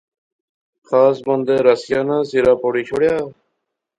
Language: Pahari-Potwari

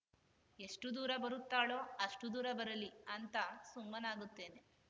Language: Kannada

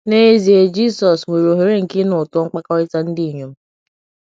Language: Igbo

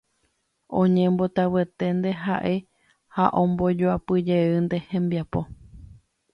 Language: Guarani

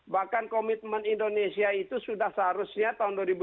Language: Indonesian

